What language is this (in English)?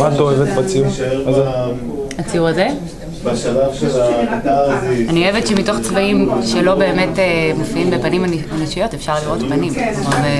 Hebrew